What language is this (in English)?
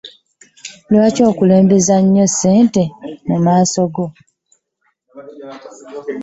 Ganda